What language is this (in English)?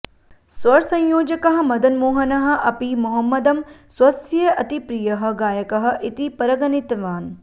Sanskrit